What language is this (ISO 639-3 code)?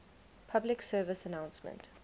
eng